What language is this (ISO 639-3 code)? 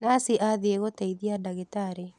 kik